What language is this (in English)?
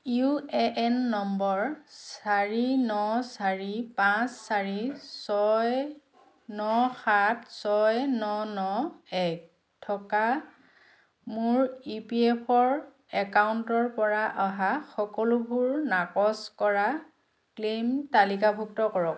Assamese